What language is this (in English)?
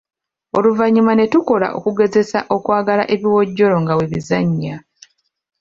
Ganda